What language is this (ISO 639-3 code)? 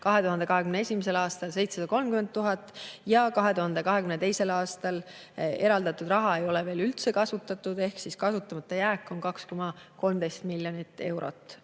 est